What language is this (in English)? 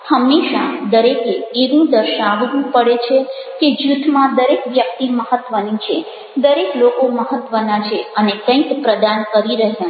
Gujarati